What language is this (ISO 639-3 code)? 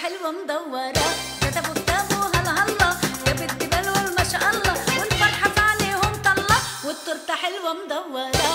ara